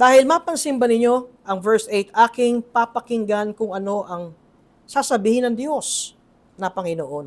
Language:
Filipino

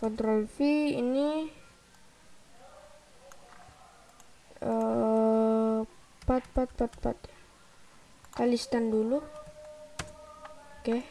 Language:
Indonesian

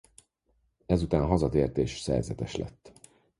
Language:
Hungarian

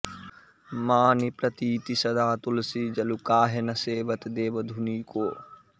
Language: Sanskrit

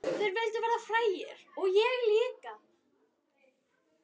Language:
Icelandic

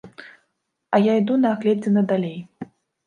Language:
Belarusian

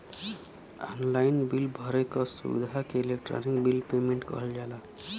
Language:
Bhojpuri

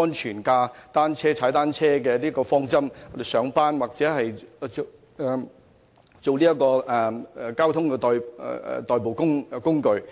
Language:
Cantonese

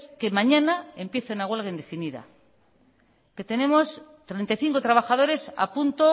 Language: Spanish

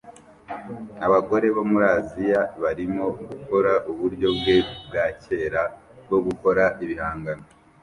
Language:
Kinyarwanda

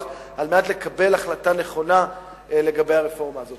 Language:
Hebrew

